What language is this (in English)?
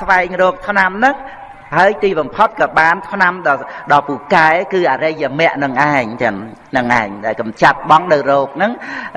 Vietnamese